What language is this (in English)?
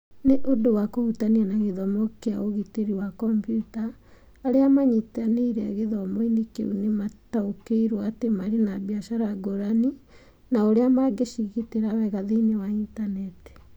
Kikuyu